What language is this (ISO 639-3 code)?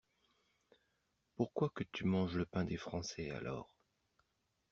fra